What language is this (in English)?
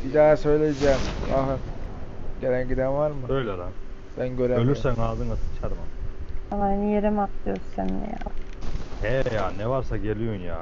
Turkish